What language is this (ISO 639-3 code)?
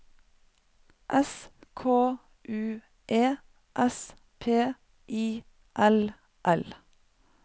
nor